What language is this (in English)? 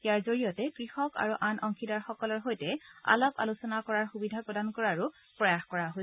Assamese